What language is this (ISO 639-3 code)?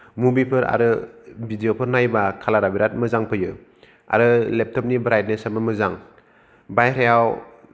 brx